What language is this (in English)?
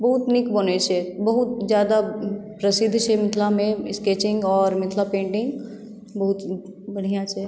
Maithili